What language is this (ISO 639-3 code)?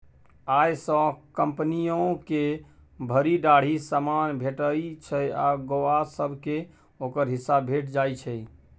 mai